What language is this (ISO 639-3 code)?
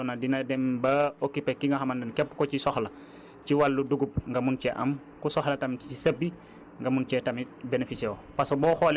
wol